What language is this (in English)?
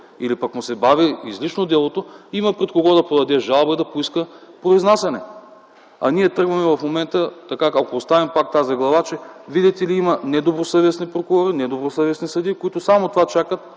Bulgarian